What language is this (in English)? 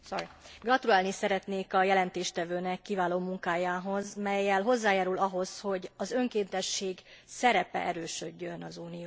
Hungarian